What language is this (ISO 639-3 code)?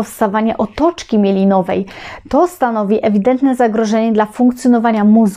pol